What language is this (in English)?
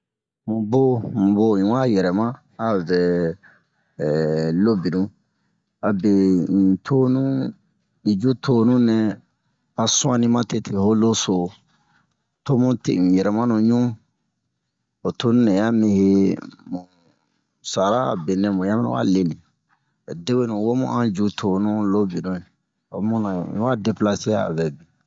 Bomu